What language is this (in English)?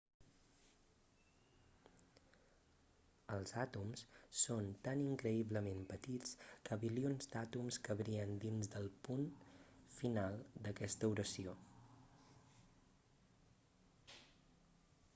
Catalan